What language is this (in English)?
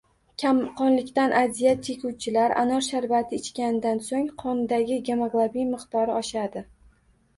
Uzbek